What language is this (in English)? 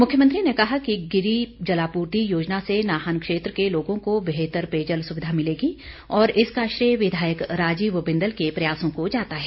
Hindi